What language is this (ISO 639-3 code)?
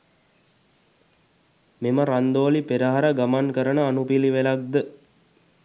sin